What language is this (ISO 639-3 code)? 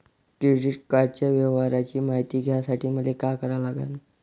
mar